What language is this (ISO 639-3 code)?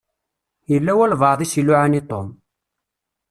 kab